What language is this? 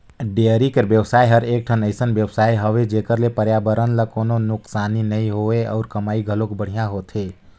Chhattisgarhi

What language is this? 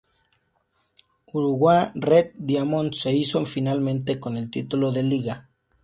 Spanish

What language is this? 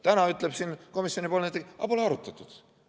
Estonian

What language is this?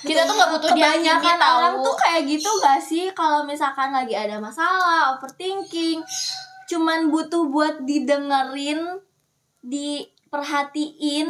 Indonesian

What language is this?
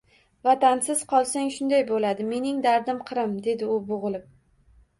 Uzbek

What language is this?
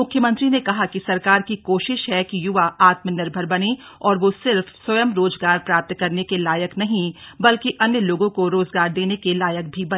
Hindi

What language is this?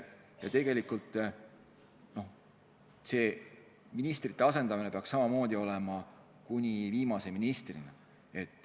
Estonian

